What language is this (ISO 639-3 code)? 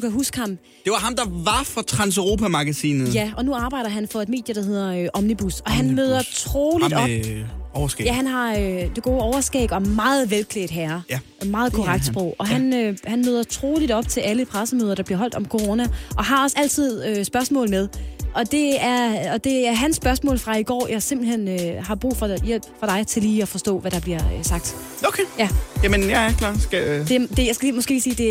dan